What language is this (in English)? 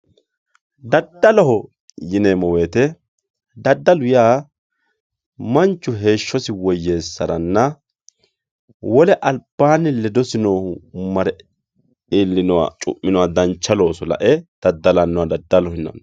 Sidamo